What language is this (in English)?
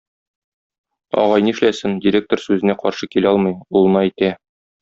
Tatar